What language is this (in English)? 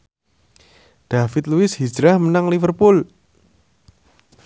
Javanese